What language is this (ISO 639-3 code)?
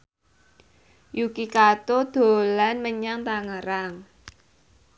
jav